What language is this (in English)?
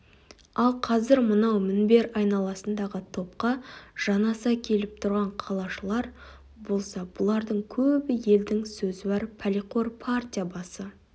Kazakh